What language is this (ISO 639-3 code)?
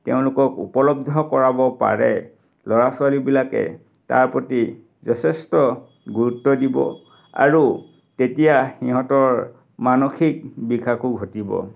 asm